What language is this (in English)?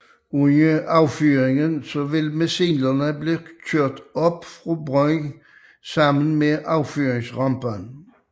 Danish